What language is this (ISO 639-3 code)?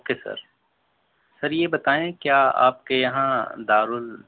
urd